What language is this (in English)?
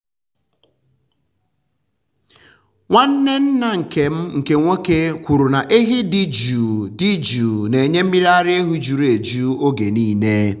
Igbo